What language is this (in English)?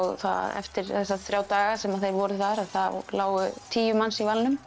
Icelandic